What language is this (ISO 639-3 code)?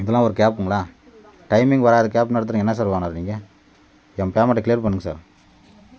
tam